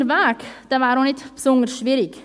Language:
Swiss German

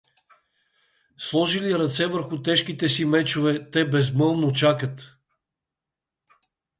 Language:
Bulgarian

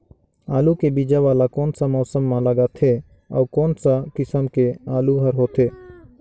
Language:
Chhattisgarhi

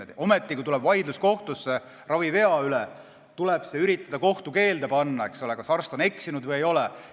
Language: Estonian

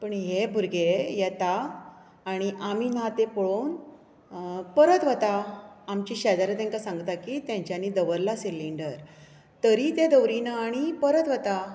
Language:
Konkani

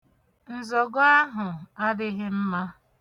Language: Igbo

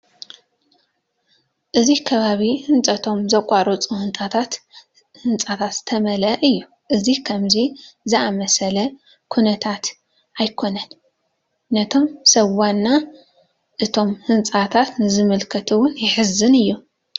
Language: Tigrinya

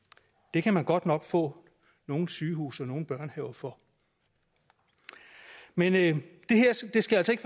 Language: Danish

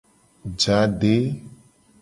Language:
Gen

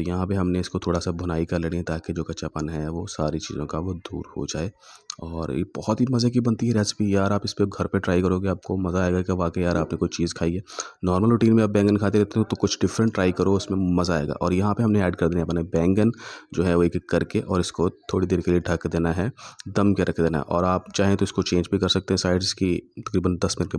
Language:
Hindi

